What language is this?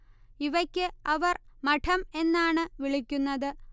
Malayalam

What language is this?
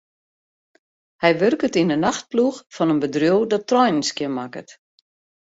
Western Frisian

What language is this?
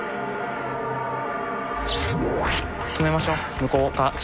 Japanese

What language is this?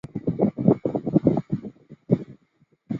Chinese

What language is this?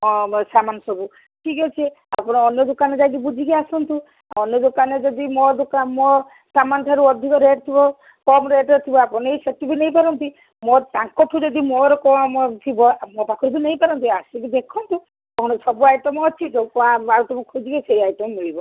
Odia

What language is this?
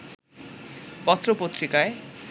Bangla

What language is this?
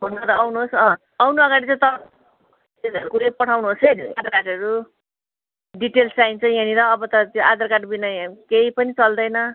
Nepali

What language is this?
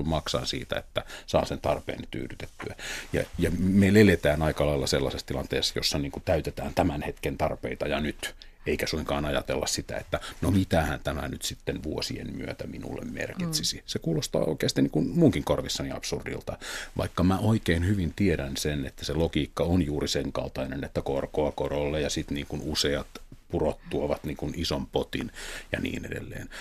Finnish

